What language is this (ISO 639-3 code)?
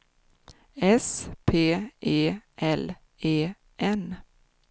swe